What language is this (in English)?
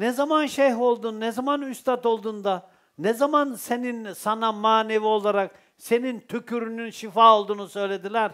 Turkish